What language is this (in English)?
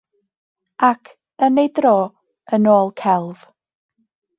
Welsh